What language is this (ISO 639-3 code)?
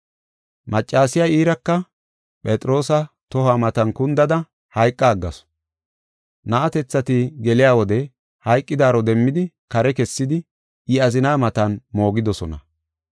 gof